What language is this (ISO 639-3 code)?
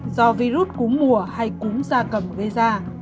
vie